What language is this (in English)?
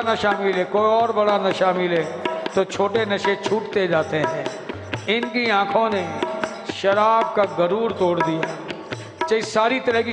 Hindi